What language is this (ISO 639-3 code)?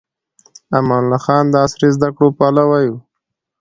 pus